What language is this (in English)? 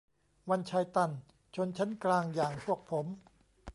Thai